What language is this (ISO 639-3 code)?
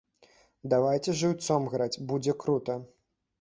bel